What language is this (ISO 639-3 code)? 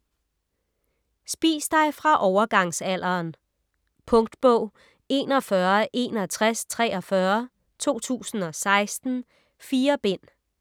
dan